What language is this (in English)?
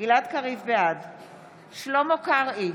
Hebrew